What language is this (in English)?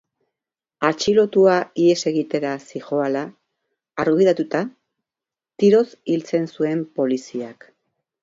Basque